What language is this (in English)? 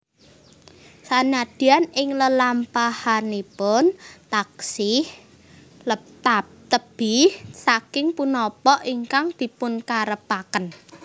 Javanese